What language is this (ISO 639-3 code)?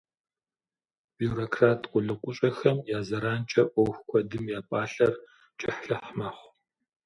kbd